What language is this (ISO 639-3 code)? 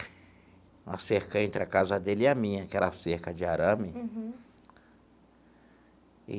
por